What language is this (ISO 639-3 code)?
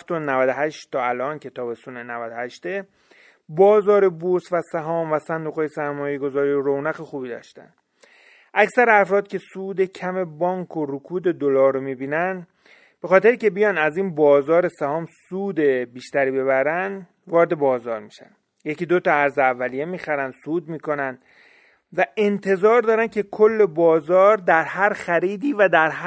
fas